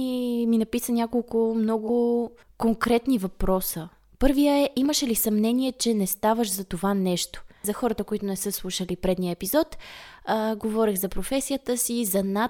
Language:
Bulgarian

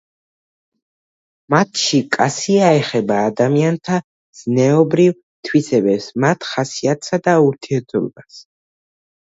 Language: Georgian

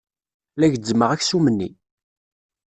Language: Kabyle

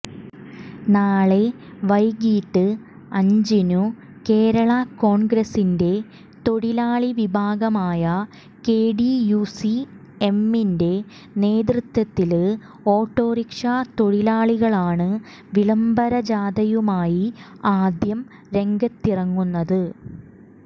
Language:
Malayalam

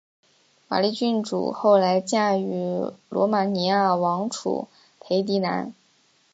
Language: Chinese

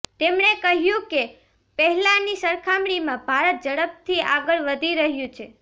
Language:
Gujarati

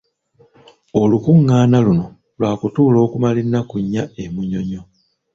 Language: Ganda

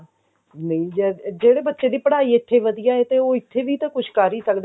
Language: Punjabi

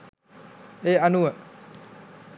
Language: Sinhala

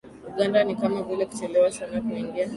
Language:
Swahili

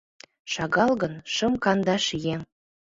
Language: Mari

